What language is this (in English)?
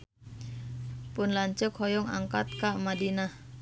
Sundanese